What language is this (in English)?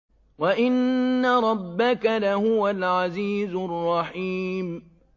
Arabic